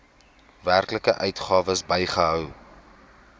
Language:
Afrikaans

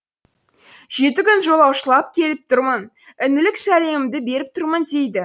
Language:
Kazakh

